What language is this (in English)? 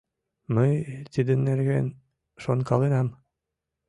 Mari